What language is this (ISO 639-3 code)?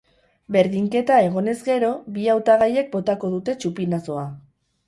eus